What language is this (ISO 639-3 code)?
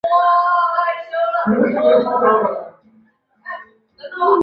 zho